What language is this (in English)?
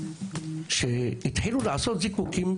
Hebrew